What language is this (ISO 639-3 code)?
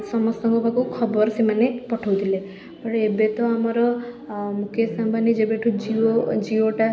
ori